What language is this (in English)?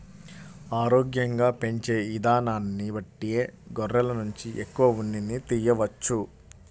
Telugu